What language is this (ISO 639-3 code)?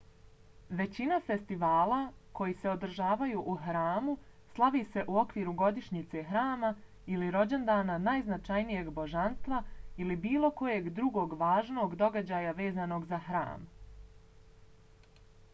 bos